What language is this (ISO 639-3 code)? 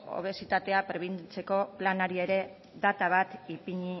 eus